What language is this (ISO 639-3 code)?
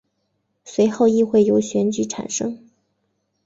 zho